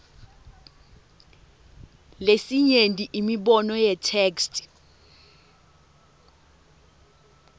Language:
Swati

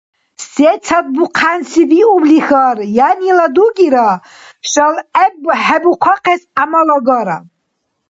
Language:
Dargwa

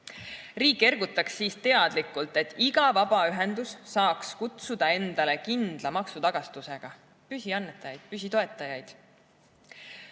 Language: Estonian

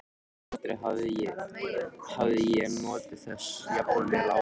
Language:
Icelandic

